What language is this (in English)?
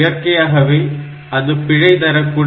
Tamil